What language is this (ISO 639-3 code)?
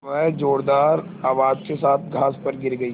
hin